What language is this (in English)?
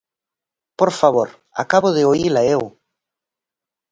Galician